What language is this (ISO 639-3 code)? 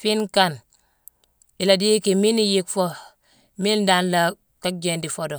msw